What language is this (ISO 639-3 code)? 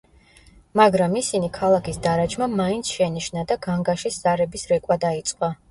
kat